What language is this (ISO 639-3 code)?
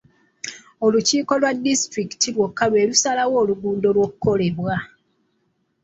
lug